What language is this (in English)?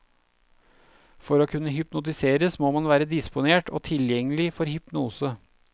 Norwegian